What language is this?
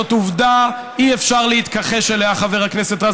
Hebrew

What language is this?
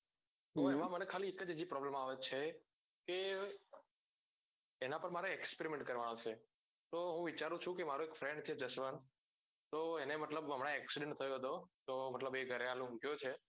Gujarati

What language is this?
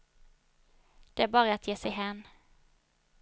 Swedish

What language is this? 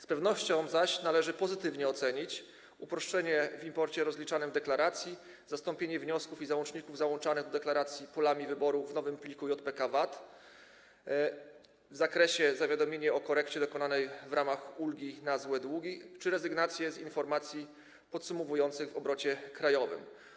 Polish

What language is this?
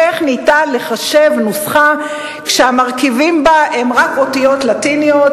Hebrew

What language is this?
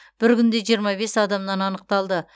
Kazakh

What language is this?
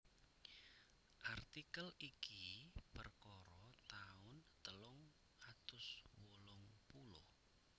Javanese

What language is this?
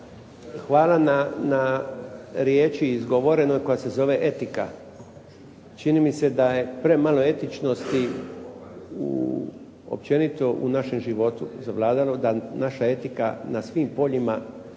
Croatian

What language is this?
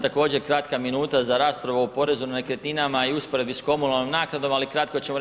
Croatian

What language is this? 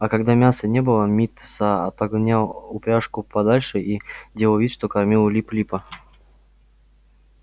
Russian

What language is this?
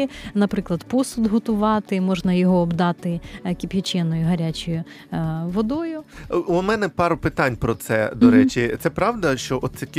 Ukrainian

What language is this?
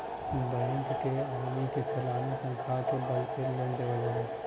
Bhojpuri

